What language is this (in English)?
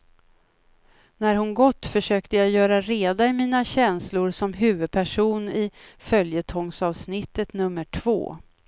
Swedish